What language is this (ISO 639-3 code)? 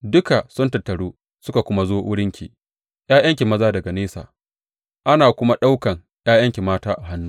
hau